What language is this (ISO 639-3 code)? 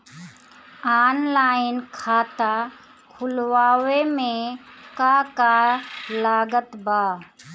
bho